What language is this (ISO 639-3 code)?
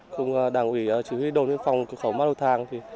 vie